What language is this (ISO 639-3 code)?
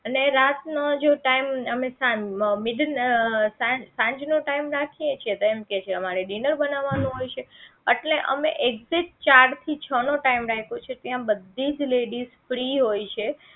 guj